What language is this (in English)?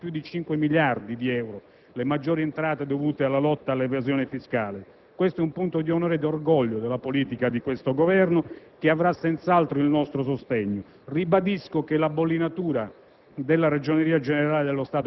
Italian